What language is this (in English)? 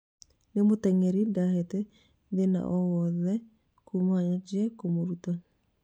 Kikuyu